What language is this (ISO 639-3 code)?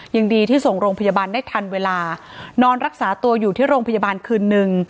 tha